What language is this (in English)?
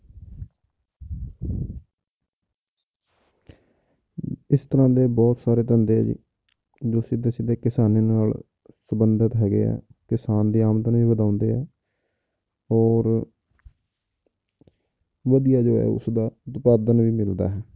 Punjabi